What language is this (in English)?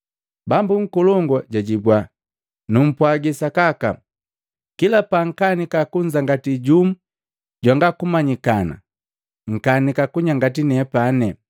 Matengo